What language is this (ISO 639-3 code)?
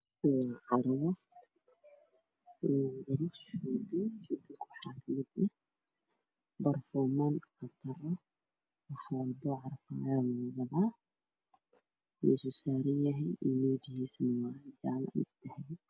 som